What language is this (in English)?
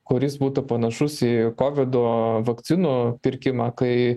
Lithuanian